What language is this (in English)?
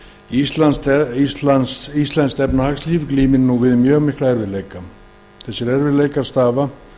Icelandic